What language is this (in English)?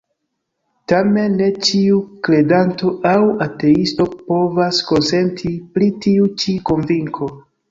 Esperanto